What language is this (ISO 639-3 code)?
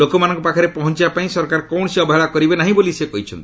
ori